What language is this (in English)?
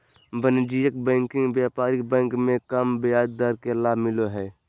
Magahi